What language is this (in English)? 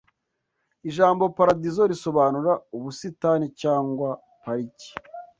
Kinyarwanda